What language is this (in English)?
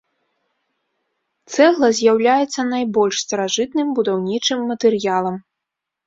Belarusian